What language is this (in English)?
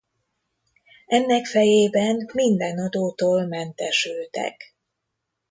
Hungarian